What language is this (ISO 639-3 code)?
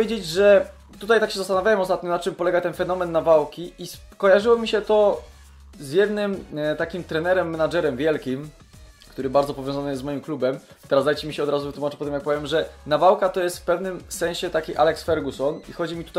pol